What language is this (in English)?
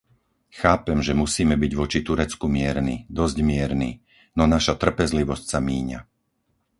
Slovak